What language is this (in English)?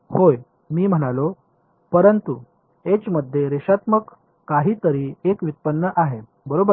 Marathi